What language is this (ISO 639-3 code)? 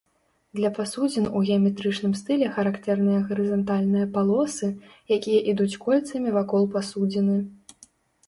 bel